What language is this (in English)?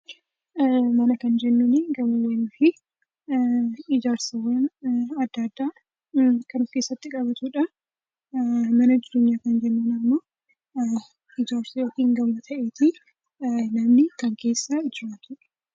Oromo